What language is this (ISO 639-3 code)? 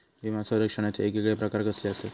mar